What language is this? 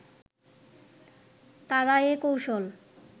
Bangla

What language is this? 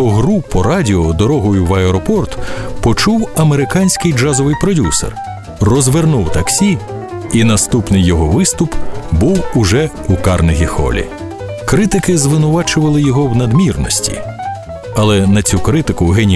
Ukrainian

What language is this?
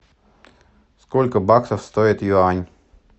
Russian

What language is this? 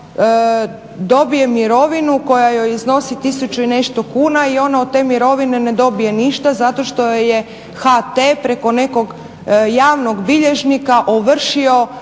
Croatian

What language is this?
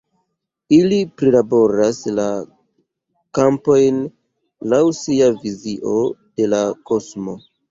Esperanto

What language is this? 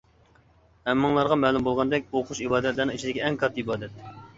Uyghur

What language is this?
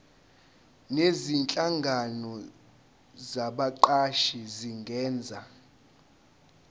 Zulu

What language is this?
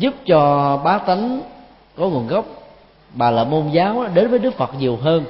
Vietnamese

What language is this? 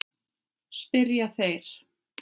Icelandic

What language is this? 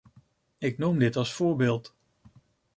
Dutch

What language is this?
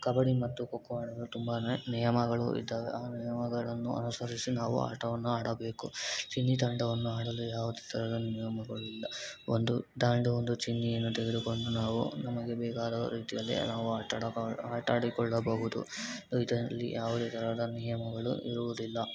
Kannada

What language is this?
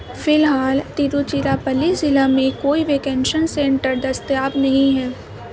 Urdu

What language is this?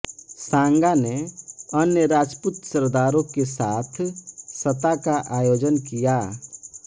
Hindi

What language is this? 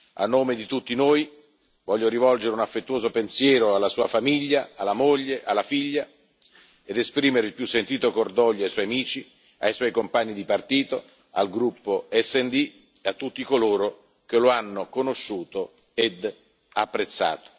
Italian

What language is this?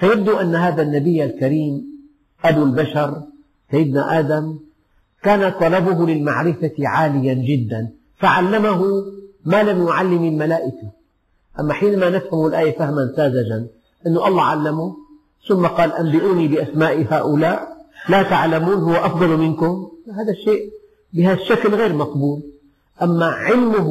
Arabic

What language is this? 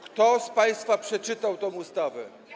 Polish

